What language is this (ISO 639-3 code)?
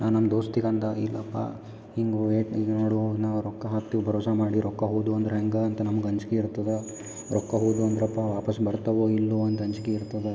kan